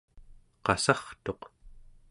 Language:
Central Yupik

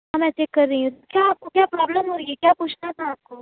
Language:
Urdu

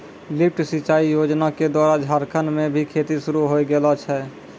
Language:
Maithili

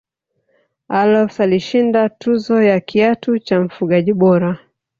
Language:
Swahili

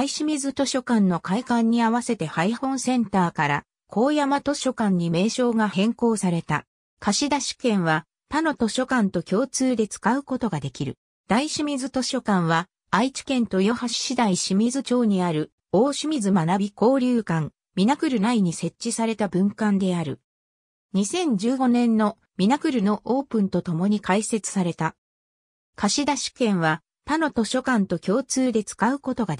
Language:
Japanese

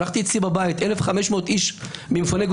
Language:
Hebrew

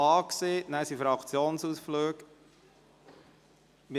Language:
Swiss German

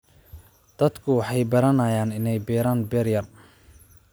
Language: Somali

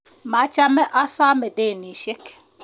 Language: Kalenjin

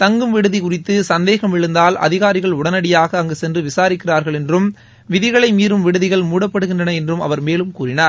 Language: Tamil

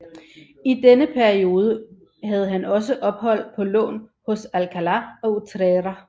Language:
Danish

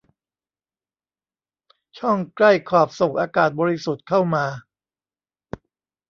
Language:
Thai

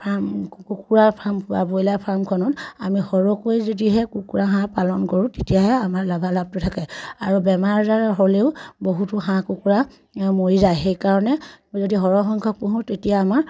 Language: Assamese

